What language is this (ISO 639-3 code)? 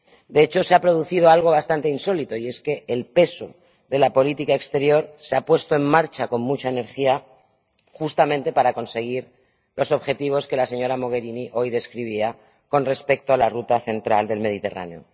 spa